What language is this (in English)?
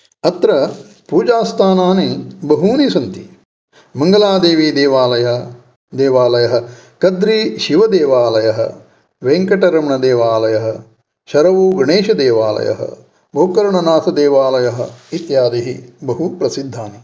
Sanskrit